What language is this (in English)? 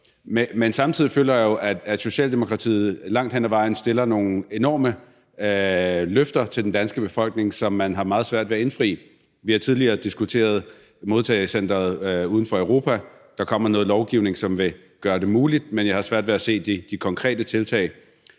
Danish